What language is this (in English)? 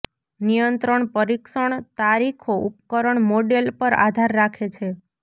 Gujarati